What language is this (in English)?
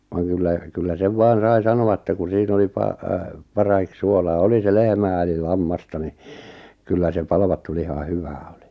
Finnish